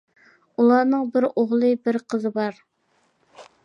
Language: Uyghur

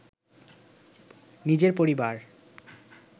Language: Bangla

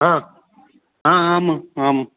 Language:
Sanskrit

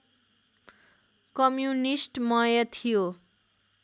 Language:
Nepali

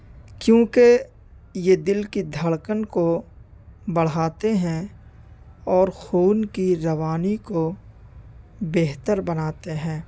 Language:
Urdu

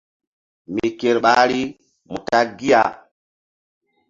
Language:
Mbum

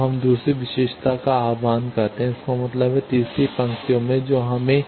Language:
Hindi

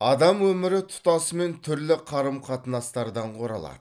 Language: Kazakh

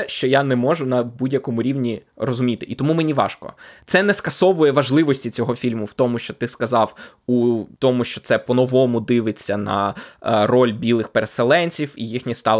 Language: Ukrainian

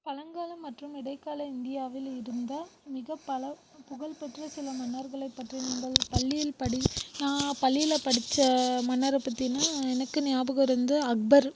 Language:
Tamil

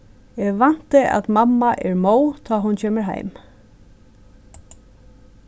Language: Faroese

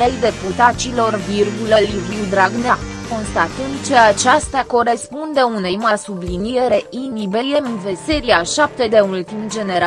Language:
Romanian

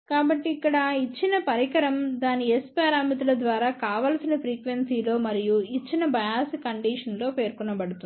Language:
Telugu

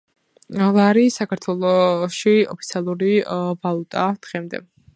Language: Georgian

